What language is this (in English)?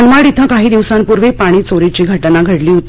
Marathi